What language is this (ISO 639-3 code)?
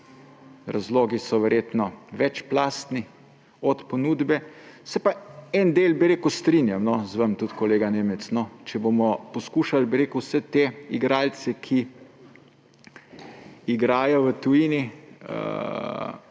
slv